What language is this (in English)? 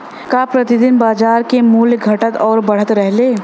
Bhojpuri